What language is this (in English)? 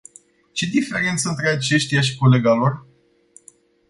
Romanian